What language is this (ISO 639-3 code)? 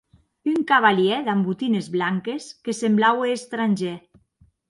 oci